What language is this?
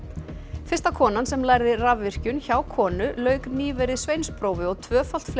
Icelandic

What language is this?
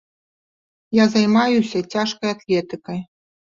Belarusian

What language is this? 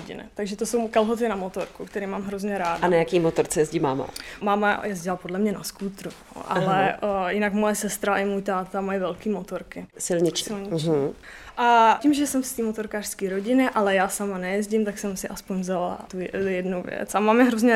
Czech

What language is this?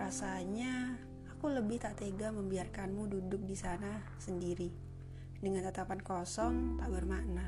Indonesian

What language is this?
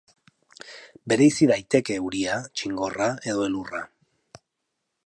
Basque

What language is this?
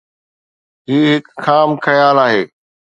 Sindhi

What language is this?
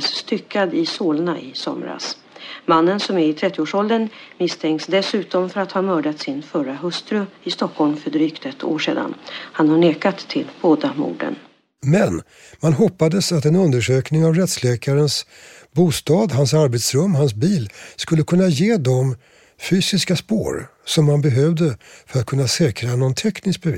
Swedish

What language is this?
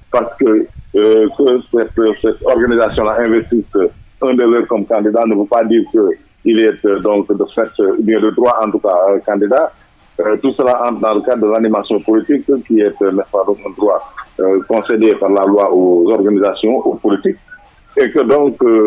French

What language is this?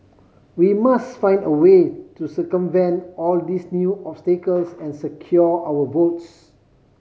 English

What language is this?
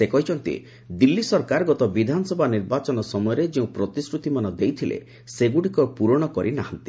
Odia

